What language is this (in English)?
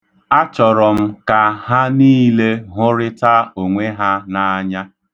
Igbo